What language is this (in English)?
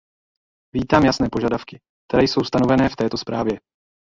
Czech